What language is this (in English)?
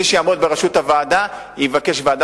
Hebrew